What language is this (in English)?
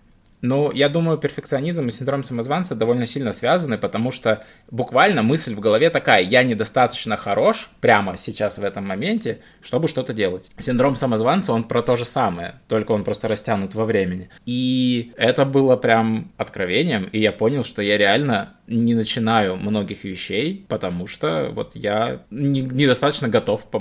Russian